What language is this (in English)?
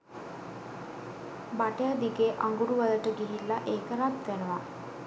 Sinhala